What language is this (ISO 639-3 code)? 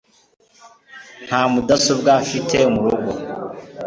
kin